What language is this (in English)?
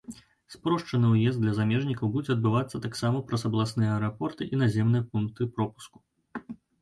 Belarusian